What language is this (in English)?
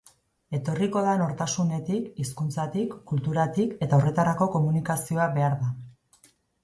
Basque